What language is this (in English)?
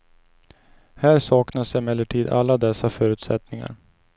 Swedish